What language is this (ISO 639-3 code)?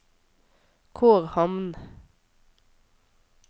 nor